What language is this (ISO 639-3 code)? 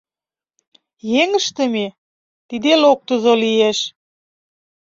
chm